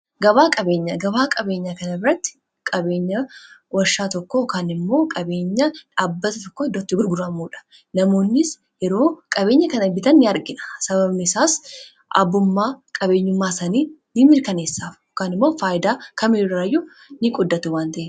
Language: Oromo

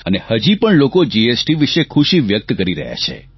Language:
Gujarati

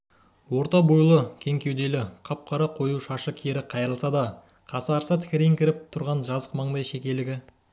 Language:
Kazakh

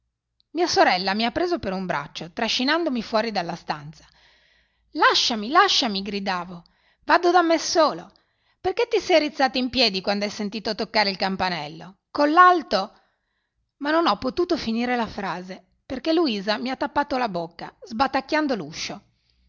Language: Italian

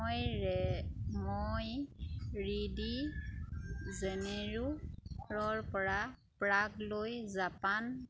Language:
Assamese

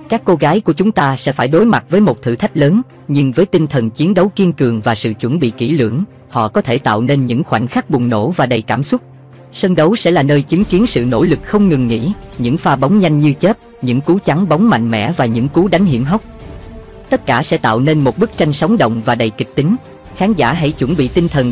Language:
Vietnamese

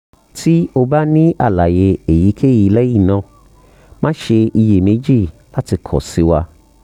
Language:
Yoruba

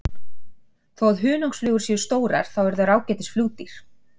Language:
Icelandic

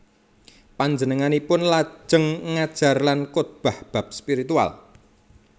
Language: Javanese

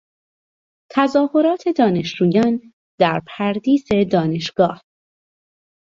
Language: Persian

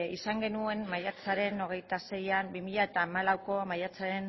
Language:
Basque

